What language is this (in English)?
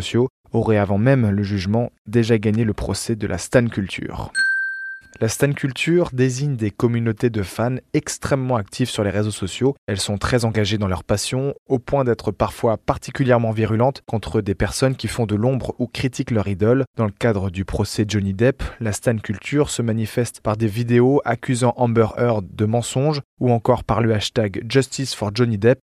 French